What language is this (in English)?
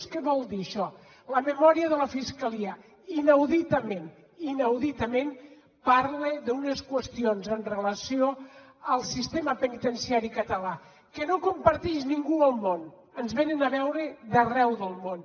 Catalan